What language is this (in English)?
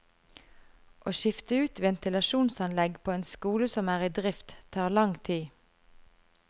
Norwegian